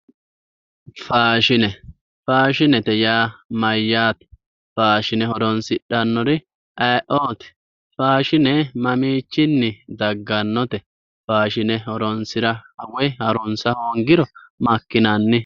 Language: Sidamo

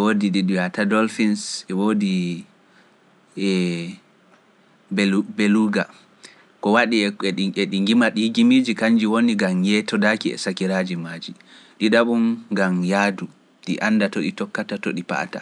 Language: Pular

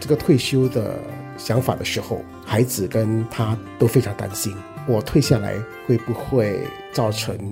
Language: Chinese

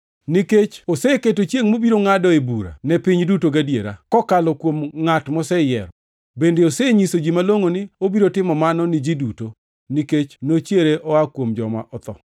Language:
Luo (Kenya and Tanzania)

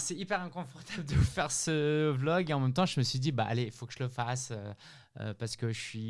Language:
French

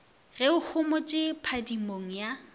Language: Northern Sotho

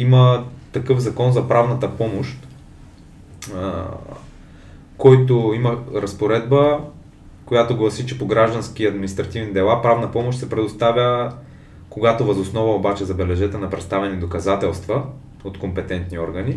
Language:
Bulgarian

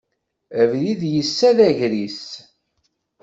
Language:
Kabyle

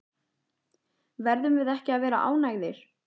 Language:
Icelandic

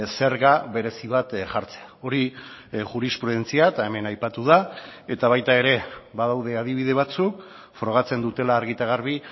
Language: Basque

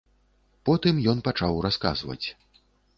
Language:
Belarusian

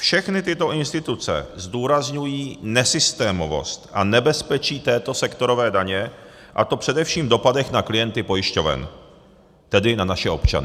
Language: Czech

